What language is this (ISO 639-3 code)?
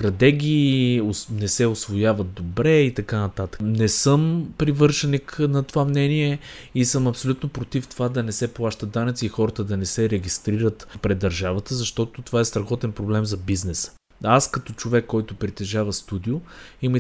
bul